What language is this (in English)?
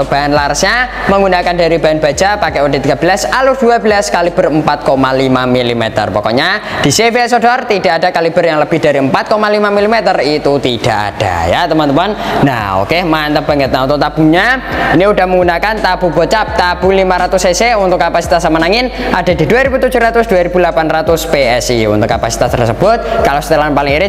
Indonesian